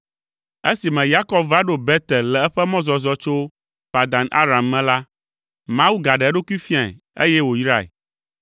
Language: Ewe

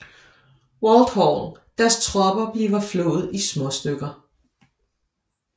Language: Danish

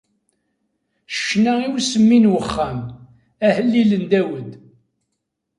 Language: Kabyle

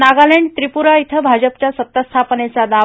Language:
Marathi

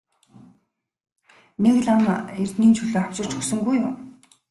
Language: Mongolian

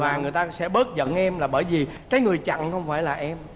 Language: Vietnamese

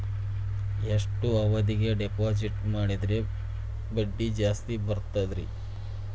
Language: Kannada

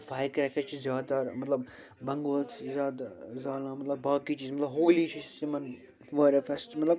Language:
Kashmiri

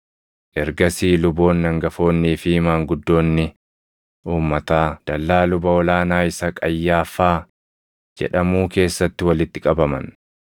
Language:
Oromo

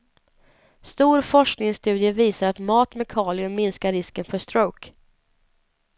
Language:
Swedish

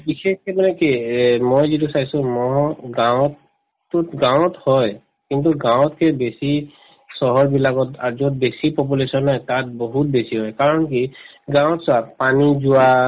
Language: Assamese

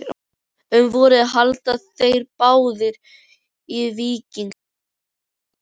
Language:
Icelandic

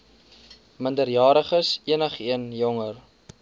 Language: Afrikaans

